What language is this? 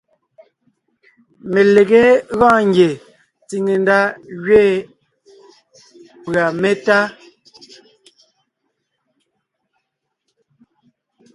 Ngiemboon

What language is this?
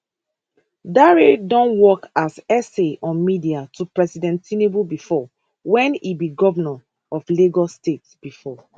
Nigerian Pidgin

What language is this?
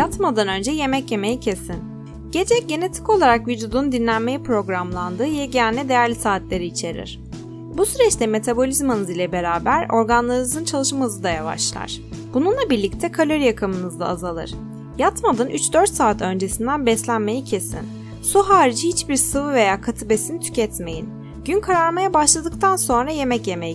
Turkish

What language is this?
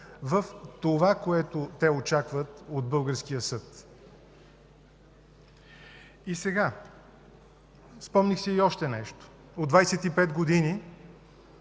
Bulgarian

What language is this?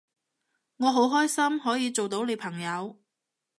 Cantonese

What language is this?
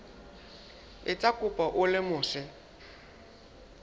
Southern Sotho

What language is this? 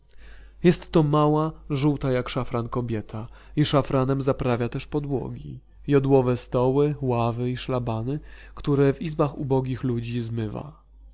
Polish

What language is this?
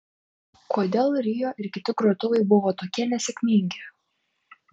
Lithuanian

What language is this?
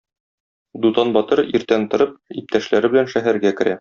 Tatar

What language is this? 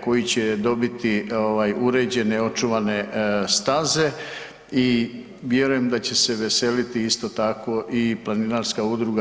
Croatian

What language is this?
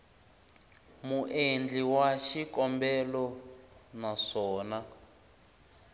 Tsonga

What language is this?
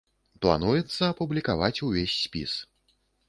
Belarusian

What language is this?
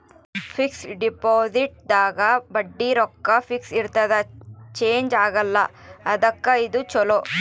Kannada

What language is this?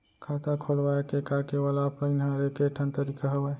Chhattisgarhi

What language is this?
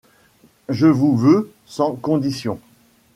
French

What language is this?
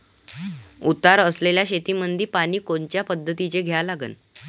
Marathi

